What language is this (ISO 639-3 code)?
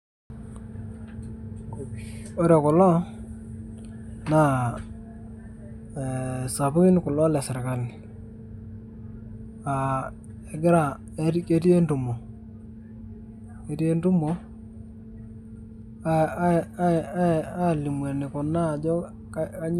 mas